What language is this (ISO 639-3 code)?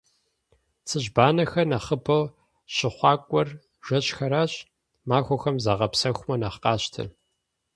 kbd